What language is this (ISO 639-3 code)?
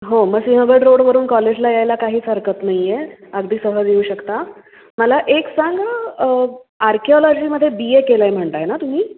mar